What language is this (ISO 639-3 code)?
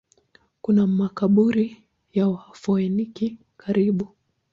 swa